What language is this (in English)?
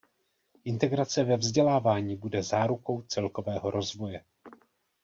Czech